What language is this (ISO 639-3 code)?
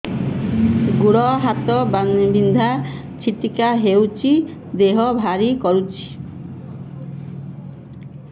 ori